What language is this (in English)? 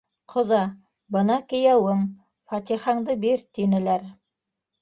Bashkir